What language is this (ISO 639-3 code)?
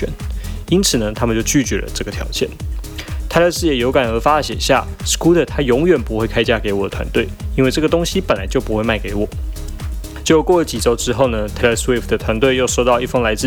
zho